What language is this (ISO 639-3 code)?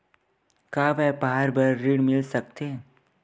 hne